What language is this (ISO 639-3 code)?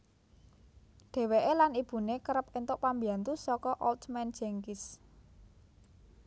jav